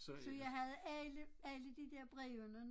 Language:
Danish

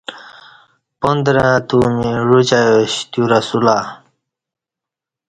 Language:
Kati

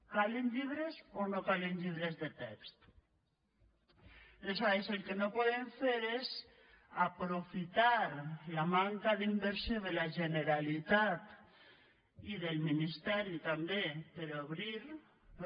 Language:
Catalan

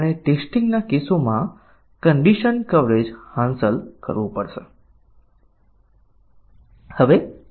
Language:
Gujarati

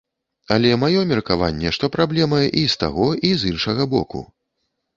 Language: Belarusian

